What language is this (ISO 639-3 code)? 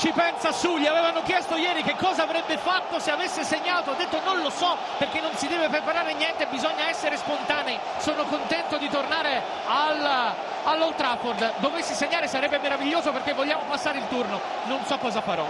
ita